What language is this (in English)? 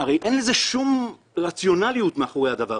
Hebrew